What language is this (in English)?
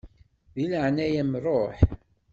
Kabyle